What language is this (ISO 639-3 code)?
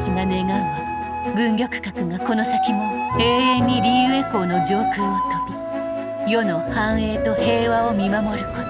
jpn